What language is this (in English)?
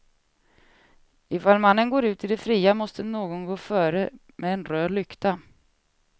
Swedish